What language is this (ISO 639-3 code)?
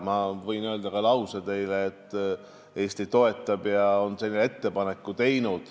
est